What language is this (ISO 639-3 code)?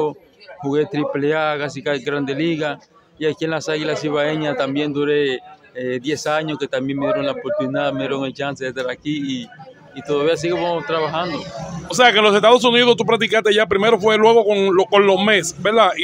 spa